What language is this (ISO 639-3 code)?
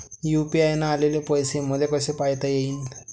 mar